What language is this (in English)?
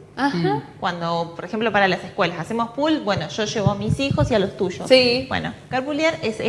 Spanish